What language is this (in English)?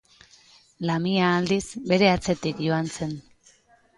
Basque